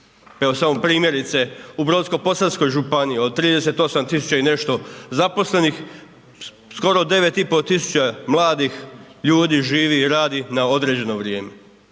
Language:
Croatian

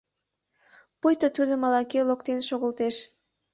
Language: Mari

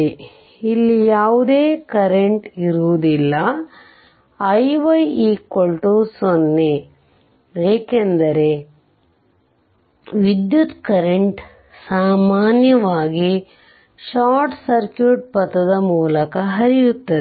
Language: Kannada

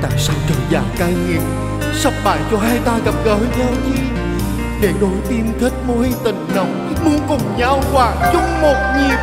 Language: Vietnamese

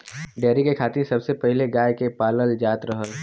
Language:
Bhojpuri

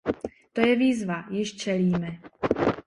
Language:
Czech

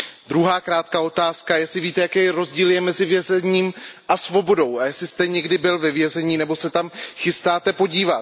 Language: Czech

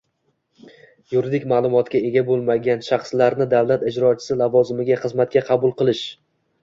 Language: Uzbek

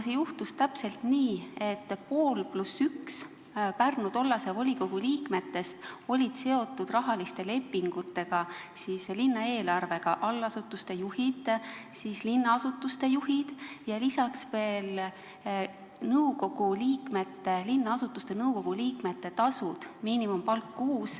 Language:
Estonian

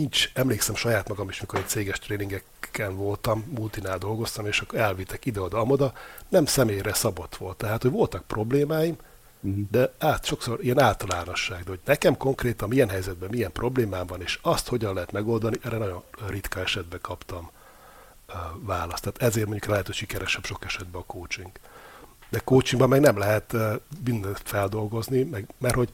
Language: Hungarian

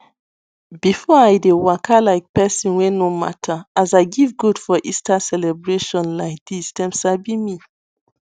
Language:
Nigerian Pidgin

